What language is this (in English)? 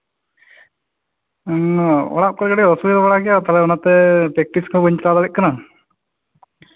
Santali